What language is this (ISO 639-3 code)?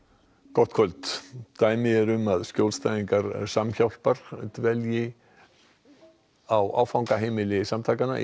isl